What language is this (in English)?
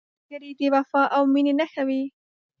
Pashto